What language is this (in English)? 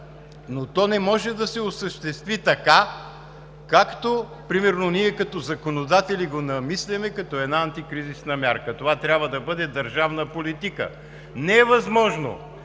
Bulgarian